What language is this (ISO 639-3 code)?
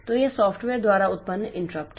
hin